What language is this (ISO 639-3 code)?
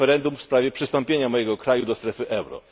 pol